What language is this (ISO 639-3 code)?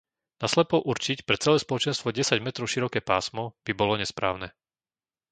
slk